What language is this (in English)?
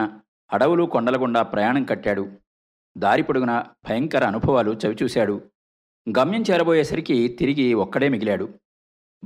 Telugu